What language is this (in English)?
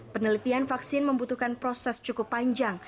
Indonesian